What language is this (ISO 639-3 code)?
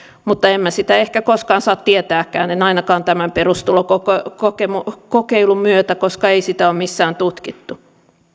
fin